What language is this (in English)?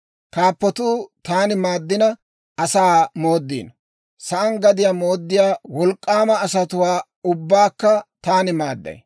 Dawro